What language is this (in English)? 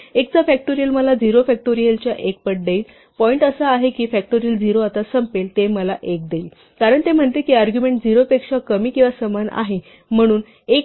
Marathi